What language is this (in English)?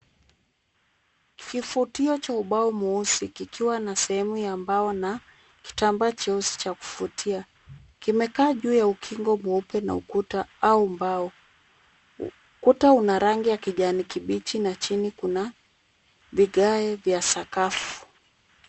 Swahili